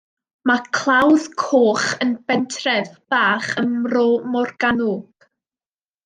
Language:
Welsh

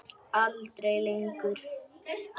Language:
Icelandic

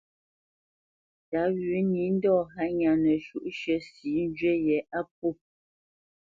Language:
Bamenyam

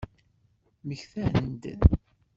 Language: Kabyle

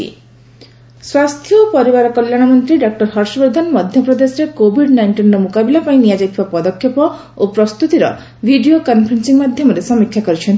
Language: Odia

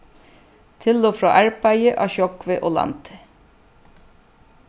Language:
Faroese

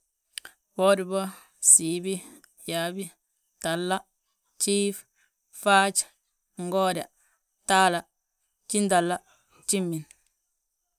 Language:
Balanta-Ganja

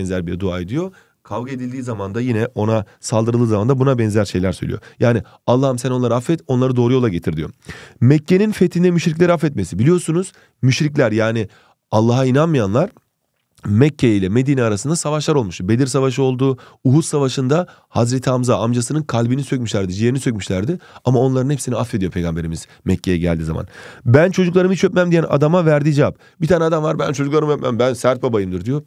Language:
Turkish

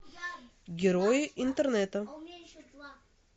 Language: Russian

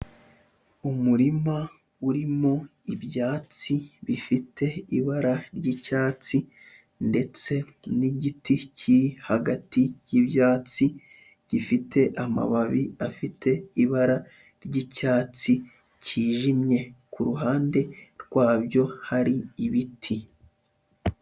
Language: Kinyarwanda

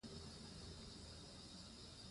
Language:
Pashto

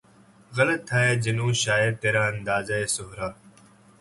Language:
Urdu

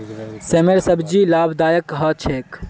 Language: Magahi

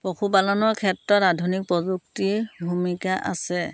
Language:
Assamese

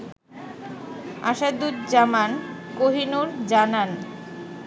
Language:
Bangla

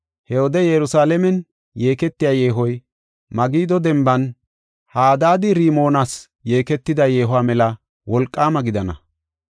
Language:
Gofa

